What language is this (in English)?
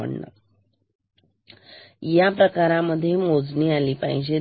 Marathi